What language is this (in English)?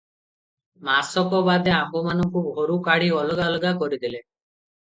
Odia